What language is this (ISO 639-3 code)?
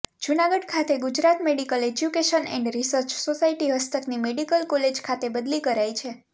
guj